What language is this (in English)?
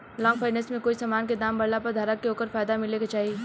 Bhojpuri